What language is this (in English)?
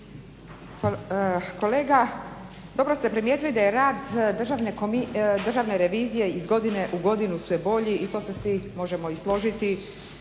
Croatian